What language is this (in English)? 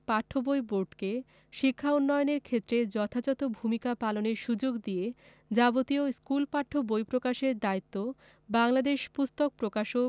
Bangla